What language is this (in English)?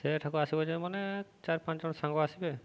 Odia